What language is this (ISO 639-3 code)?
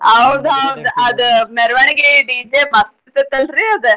kan